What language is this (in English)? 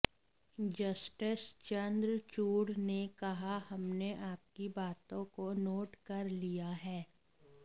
Hindi